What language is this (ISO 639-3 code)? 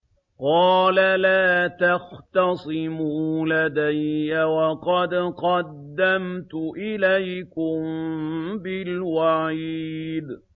ara